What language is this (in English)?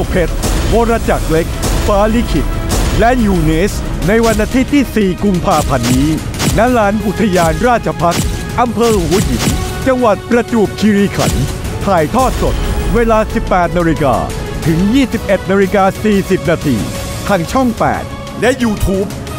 Thai